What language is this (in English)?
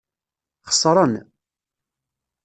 Kabyle